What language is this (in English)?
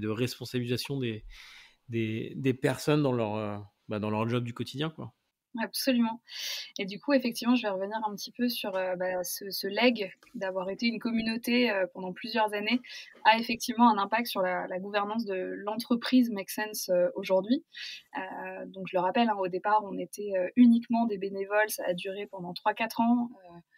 French